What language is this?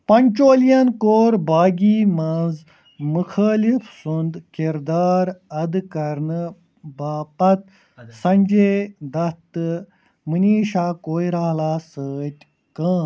Kashmiri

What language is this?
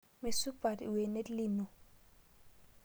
Masai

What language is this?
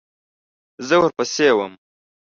Pashto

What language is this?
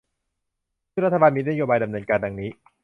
Thai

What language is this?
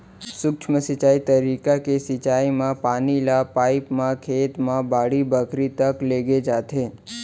Chhattisgarhi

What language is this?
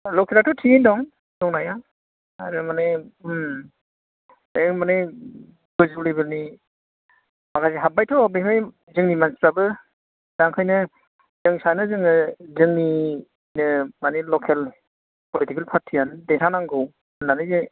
Bodo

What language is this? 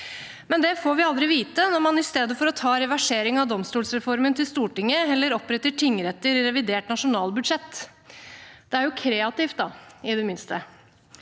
Norwegian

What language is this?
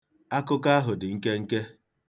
Igbo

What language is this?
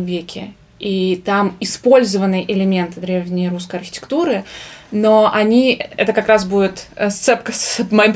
Russian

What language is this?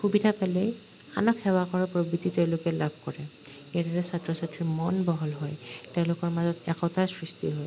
Assamese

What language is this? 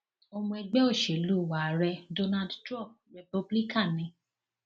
Yoruba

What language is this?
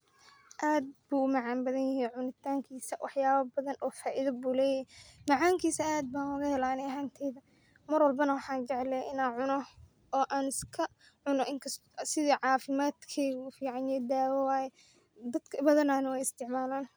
Somali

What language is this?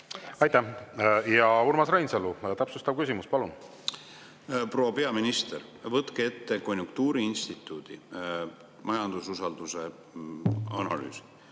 Estonian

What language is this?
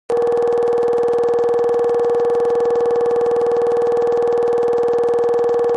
Kabardian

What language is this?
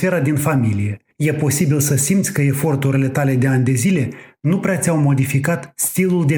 Romanian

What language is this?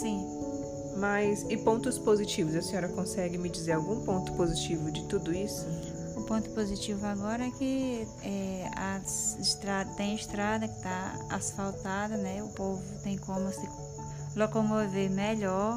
Portuguese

